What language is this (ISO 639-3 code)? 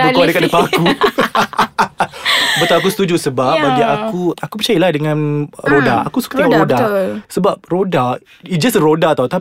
msa